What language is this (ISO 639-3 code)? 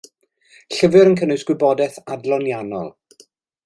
cym